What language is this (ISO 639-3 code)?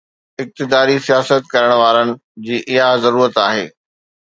snd